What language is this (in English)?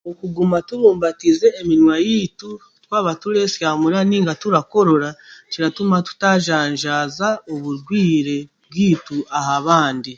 Chiga